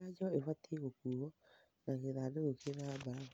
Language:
Kikuyu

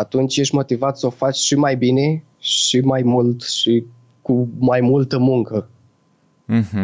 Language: Romanian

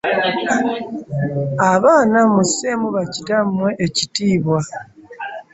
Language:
Ganda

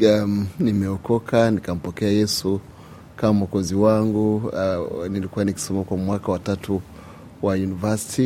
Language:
Swahili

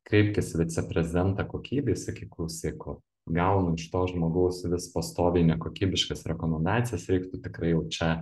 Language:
Lithuanian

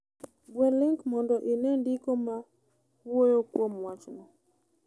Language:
Luo (Kenya and Tanzania)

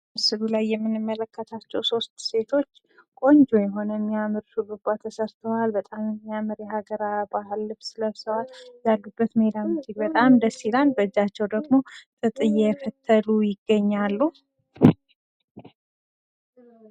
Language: Amharic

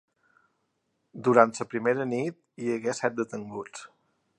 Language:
Catalan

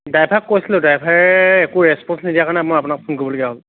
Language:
Assamese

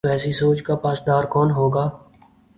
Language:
Urdu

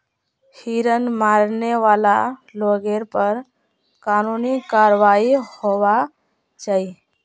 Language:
Magahi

